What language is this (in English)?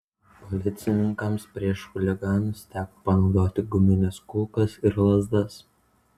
Lithuanian